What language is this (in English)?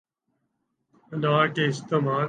Urdu